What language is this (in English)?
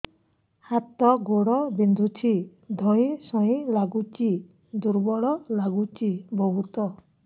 Odia